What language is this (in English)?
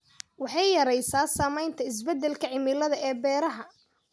Somali